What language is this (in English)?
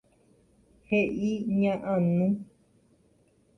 Guarani